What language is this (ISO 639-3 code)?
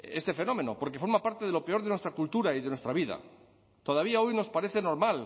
spa